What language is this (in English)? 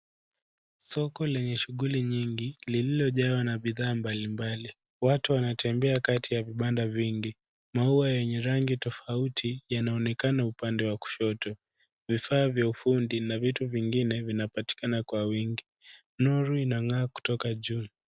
Swahili